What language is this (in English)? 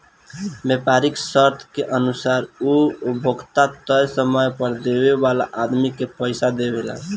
Bhojpuri